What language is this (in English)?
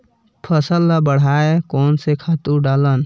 Chhattisgarhi